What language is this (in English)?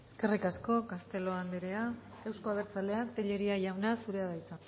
Basque